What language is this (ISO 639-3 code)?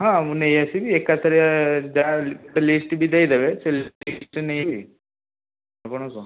ori